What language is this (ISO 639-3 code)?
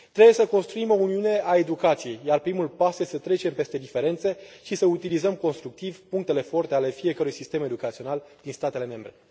ron